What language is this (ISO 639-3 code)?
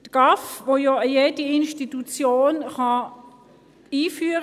gsw